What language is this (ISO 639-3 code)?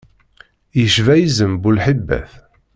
kab